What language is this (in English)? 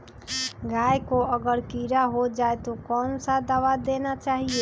Magahi